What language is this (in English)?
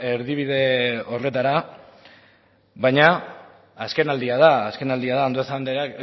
Basque